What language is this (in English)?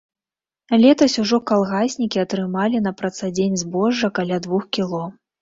Belarusian